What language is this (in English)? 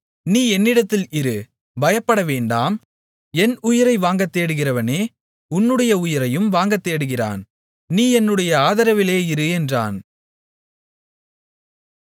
Tamil